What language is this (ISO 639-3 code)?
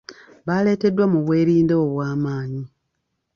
lug